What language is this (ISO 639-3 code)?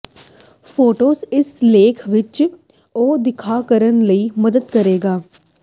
pan